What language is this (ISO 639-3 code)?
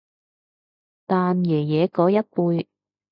yue